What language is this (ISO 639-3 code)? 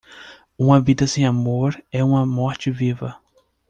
por